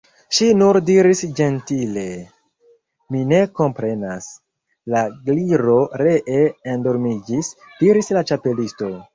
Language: Esperanto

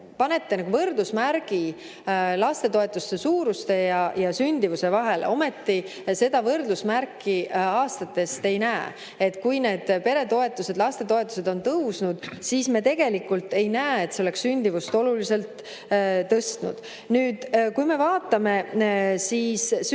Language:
Estonian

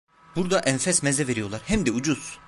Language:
Turkish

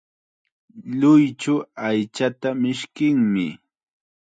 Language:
Chiquián Ancash Quechua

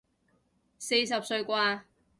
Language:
Cantonese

